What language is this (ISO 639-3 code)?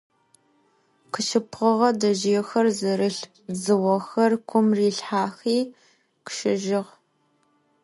ady